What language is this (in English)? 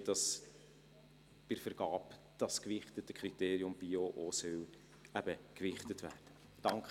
Swiss German